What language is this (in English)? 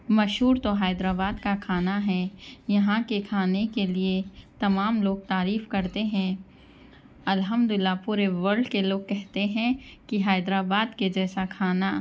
Urdu